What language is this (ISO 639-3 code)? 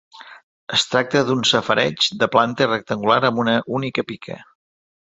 cat